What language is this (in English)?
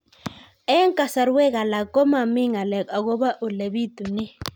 Kalenjin